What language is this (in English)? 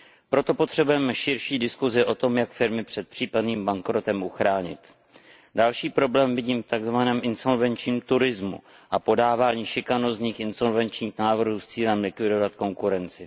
Czech